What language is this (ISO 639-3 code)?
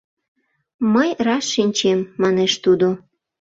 chm